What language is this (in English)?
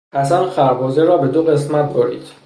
Persian